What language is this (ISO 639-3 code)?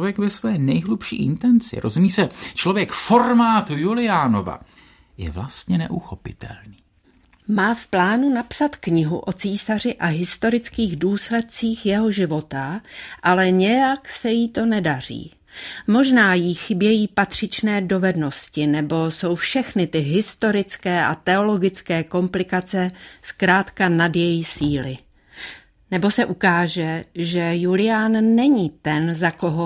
ces